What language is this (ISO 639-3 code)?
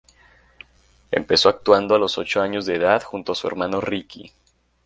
spa